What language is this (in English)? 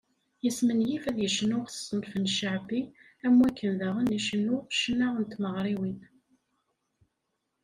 Kabyle